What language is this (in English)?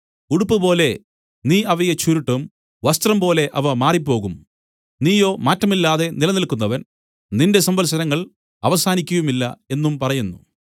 Malayalam